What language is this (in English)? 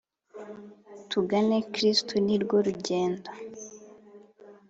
Kinyarwanda